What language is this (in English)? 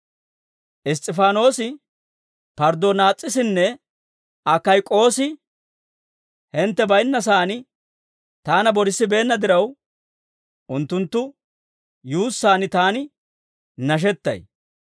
Dawro